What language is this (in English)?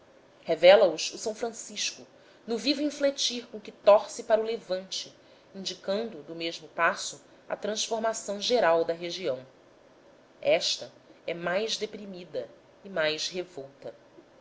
Portuguese